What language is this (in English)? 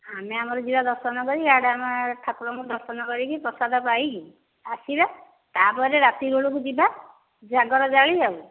Odia